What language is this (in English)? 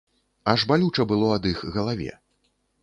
Belarusian